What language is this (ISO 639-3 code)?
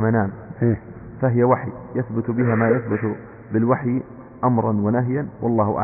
ara